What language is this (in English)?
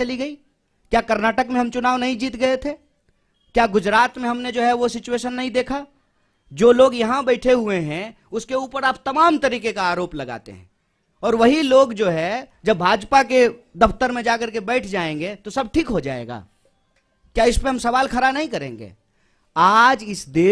Hindi